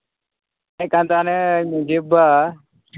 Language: Santali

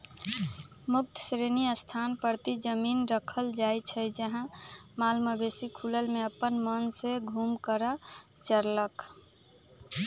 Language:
Magahi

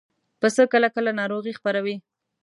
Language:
Pashto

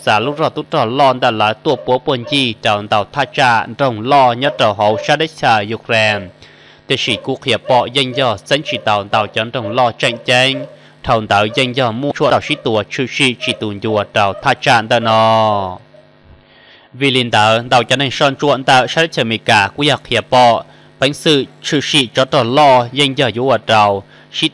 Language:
Thai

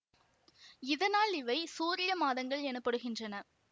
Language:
Tamil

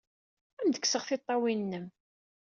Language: Kabyle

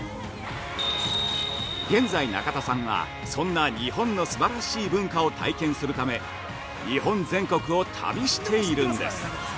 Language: Japanese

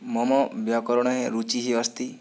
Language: Sanskrit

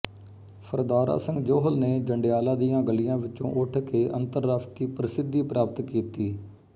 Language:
Punjabi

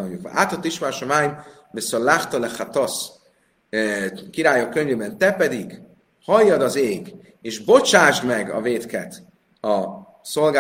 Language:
Hungarian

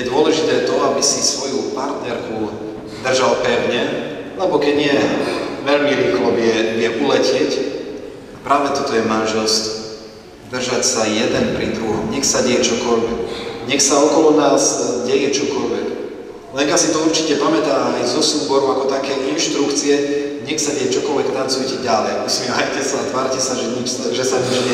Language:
Polish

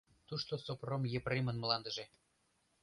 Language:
Mari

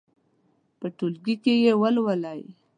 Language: Pashto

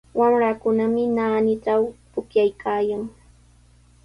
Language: Sihuas Ancash Quechua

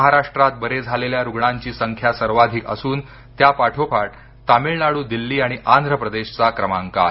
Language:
Marathi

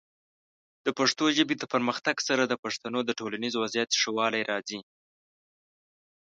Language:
Pashto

